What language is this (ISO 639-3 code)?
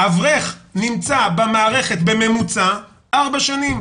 heb